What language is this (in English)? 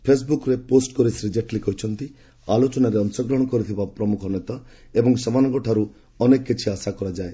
Odia